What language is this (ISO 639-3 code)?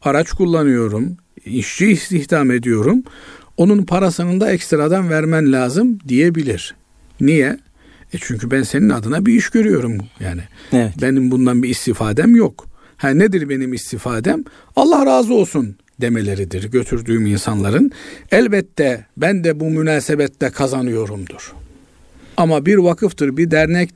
tur